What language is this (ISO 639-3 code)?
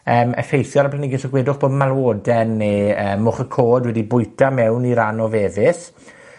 cym